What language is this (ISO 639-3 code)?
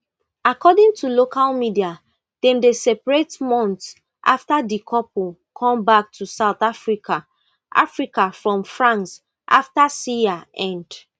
pcm